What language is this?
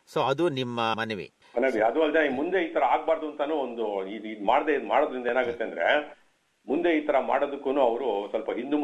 Kannada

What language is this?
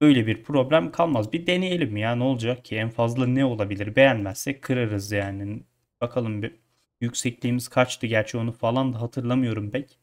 Turkish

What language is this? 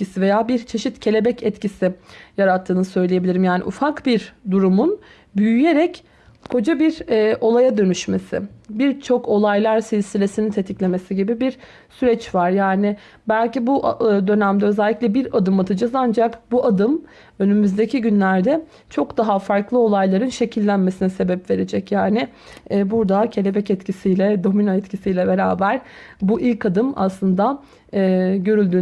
Turkish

